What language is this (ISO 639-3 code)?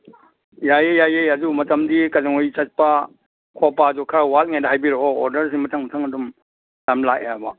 mni